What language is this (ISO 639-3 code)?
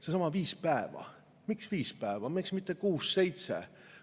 est